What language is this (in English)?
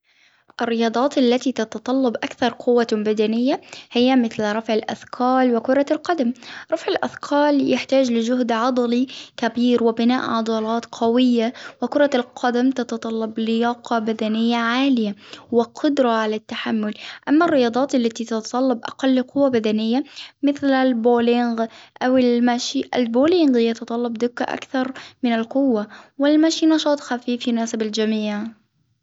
Hijazi Arabic